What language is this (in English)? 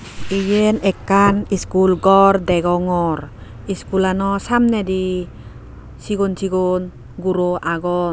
Chakma